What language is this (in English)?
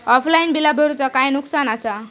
Marathi